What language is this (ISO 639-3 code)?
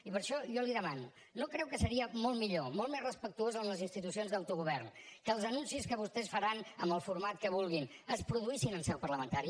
cat